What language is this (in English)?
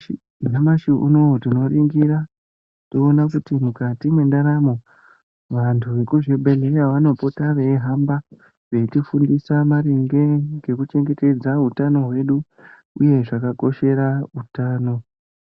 Ndau